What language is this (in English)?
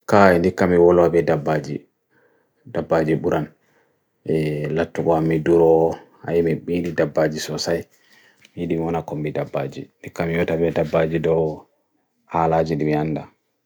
Bagirmi Fulfulde